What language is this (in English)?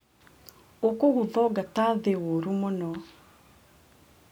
Kikuyu